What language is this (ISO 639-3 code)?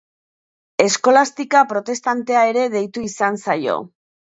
eus